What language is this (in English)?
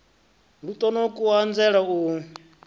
Venda